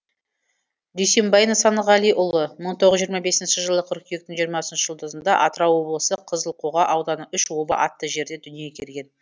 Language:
Kazakh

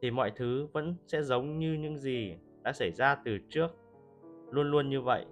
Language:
Vietnamese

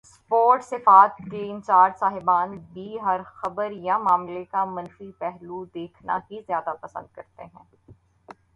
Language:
Urdu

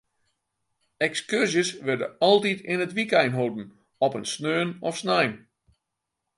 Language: Western Frisian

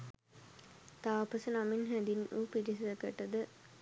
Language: Sinhala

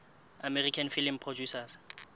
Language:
Southern Sotho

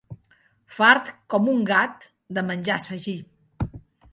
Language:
Catalan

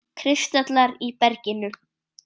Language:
Icelandic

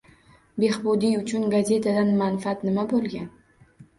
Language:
Uzbek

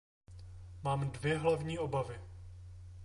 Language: Czech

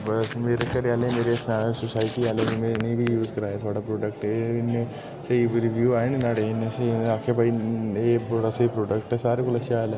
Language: Dogri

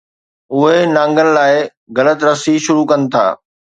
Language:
Sindhi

